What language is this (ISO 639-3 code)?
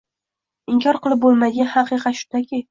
uzb